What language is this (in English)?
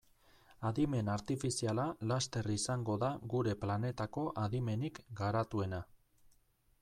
Basque